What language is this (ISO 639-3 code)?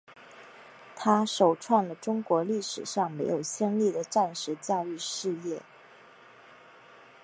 zho